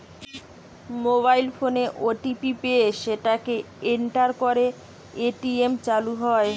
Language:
Bangla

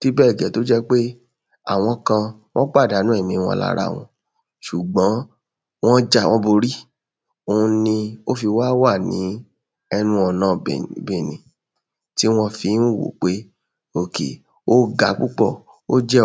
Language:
Yoruba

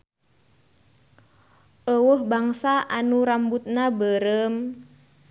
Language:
Sundanese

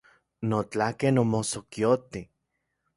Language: Central Puebla Nahuatl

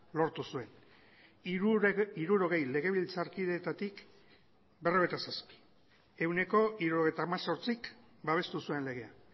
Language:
Basque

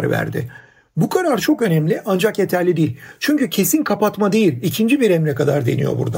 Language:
Turkish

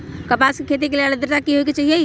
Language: Magahi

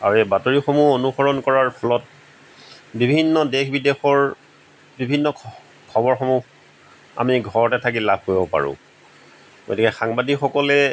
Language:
Assamese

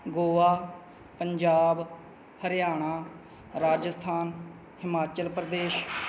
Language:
Punjabi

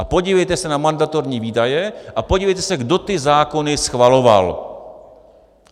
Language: Czech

